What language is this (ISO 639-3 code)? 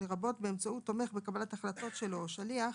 heb